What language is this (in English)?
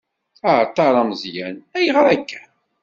Kabyle